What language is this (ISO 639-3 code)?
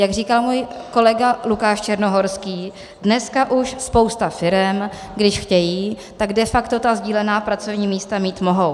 ces